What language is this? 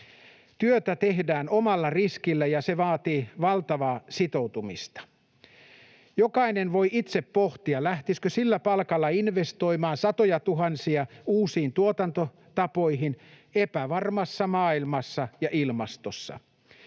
Finnish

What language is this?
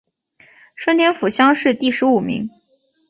Chinese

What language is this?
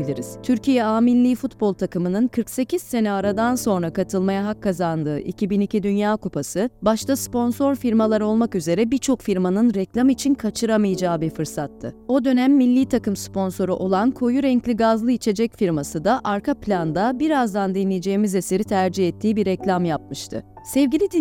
Turkish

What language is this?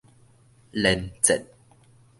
Min Nan Chinese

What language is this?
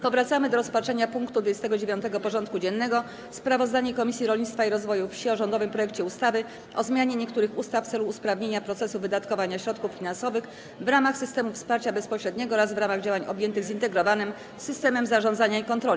Polish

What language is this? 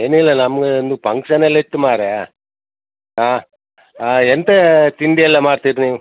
Kannada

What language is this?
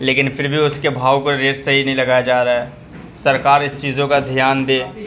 Urdu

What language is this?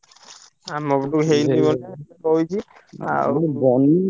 Odia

